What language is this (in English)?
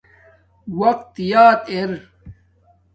Domaaki